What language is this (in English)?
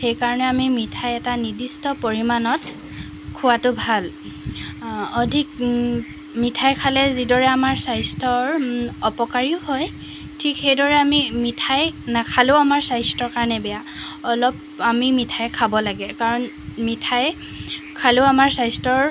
Assamese